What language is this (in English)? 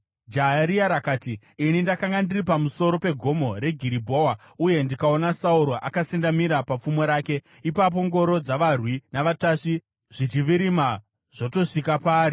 Shona